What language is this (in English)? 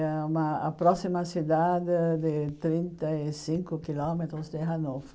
Portuguese